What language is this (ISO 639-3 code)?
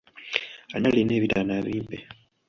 lug